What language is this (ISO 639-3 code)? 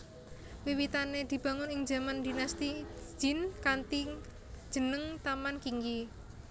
jav